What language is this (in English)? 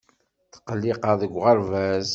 Kabyle